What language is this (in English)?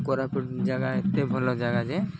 Odia